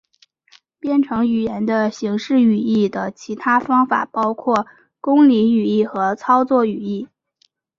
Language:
Chinese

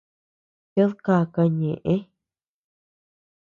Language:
Tepeuxila Cuicatec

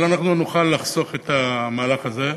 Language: Hebrew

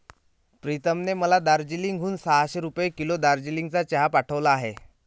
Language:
Marathi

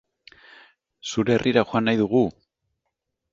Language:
Basque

